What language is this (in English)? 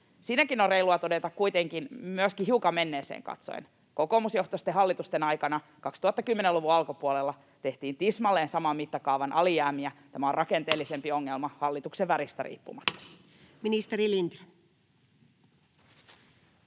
Finnish